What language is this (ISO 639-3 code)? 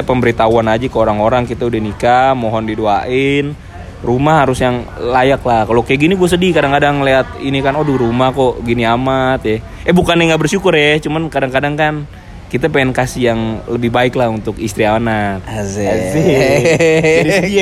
ind